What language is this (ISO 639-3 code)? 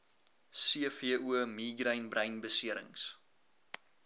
afr